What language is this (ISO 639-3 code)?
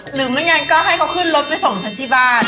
tha